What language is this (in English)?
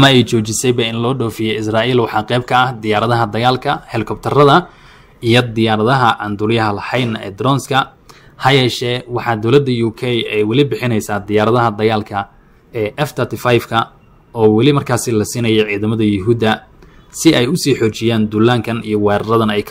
Arabic